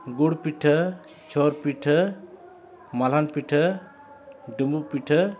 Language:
Santali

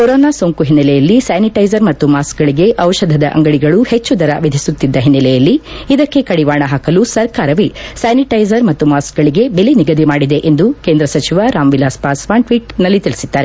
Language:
Kannada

